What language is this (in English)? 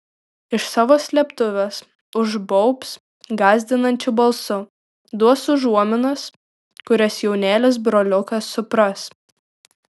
Lithuanian